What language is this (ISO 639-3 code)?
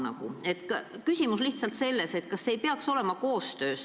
est